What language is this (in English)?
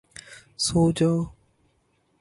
Urdu